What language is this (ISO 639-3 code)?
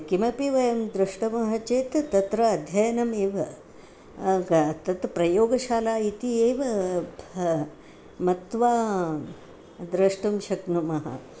san